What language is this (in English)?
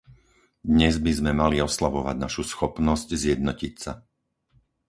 Slovak